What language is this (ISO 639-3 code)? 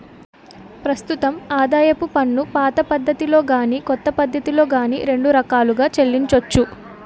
tel